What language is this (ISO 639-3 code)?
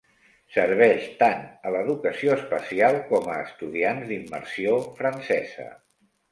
cat